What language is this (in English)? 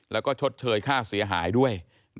Thai